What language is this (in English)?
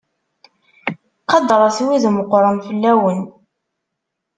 Kabyle